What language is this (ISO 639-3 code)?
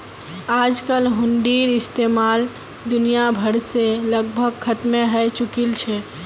mag